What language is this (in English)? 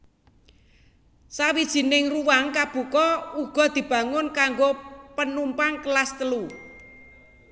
Javanese